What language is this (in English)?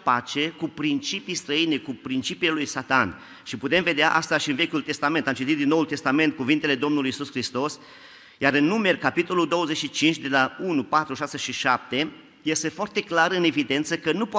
Romanian